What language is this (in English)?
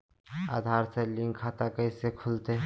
Magahi